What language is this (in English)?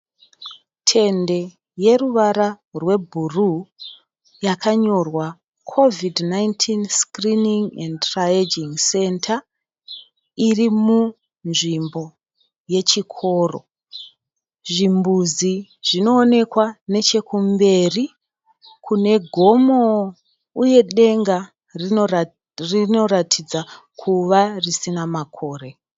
Shona